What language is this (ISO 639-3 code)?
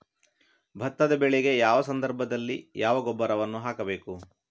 kan